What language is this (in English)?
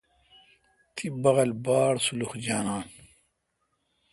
Kalkoti